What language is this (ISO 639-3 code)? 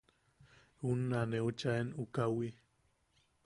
yaq